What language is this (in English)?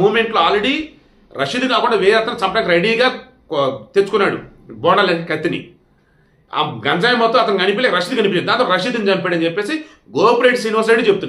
Telugu